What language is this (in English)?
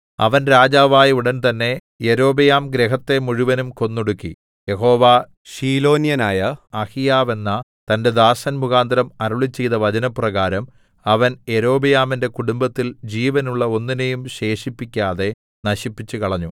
Malayalam